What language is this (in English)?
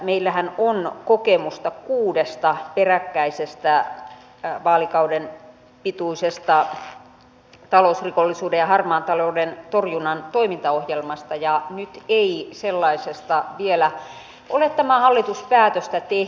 Finnish